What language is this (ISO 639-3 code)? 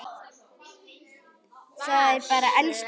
isl